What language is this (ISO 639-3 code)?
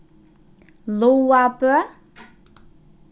fao